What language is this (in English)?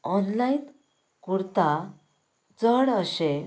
Konkani